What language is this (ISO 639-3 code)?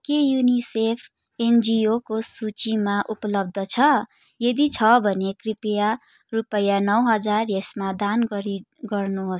nep